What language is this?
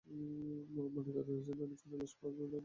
Bangla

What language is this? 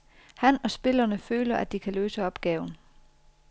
Danish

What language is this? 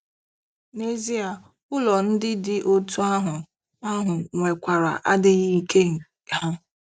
Igbo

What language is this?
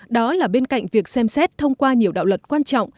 Vietnamese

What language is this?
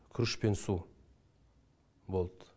Kazakh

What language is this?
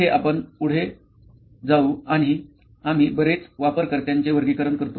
Marathi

